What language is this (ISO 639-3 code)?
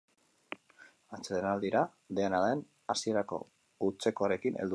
eus